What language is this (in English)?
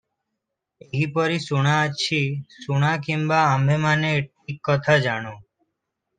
Odia